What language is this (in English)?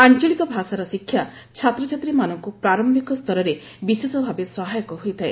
Odia